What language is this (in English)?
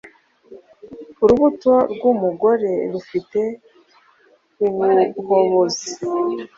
Kinyarwanda